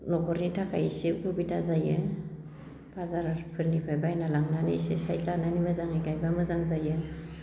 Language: Bodo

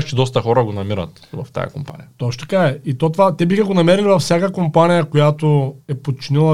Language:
Bulgarian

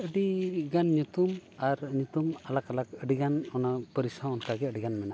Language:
Santali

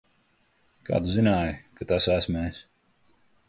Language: Latvian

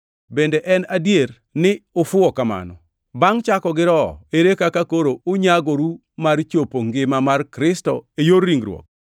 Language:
Luo (Kenya and Tanzania)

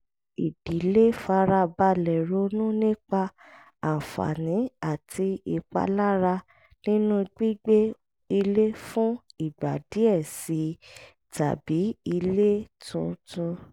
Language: Yoruba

